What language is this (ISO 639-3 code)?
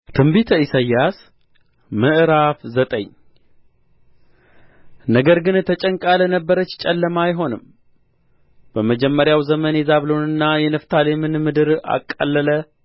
amh